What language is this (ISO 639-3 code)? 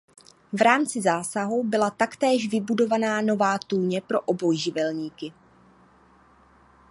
ces